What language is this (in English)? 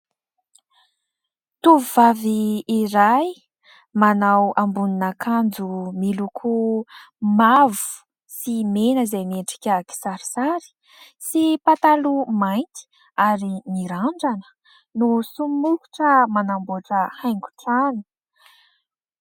Malagasy